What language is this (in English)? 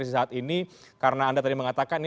Indonesian